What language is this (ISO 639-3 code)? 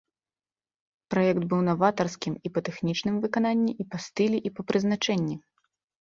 bel